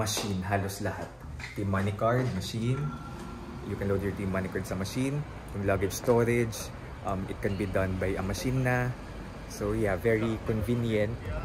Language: Filipino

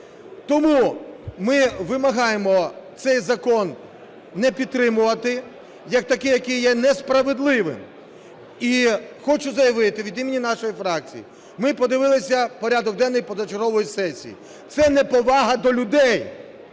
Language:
Ukrainian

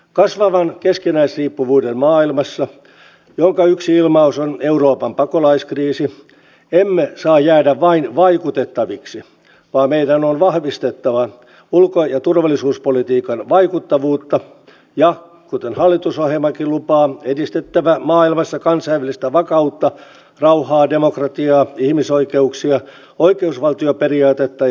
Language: Finnish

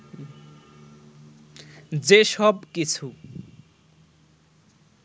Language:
Bangla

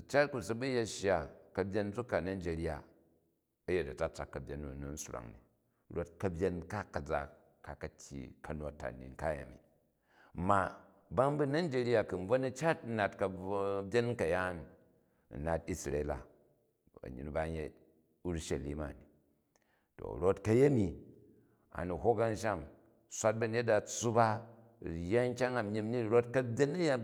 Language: Jju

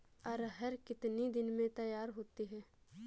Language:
Hindi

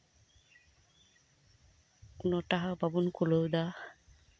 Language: Santali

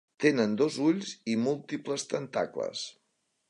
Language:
Catalan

